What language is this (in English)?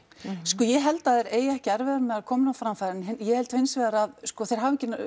Icelandic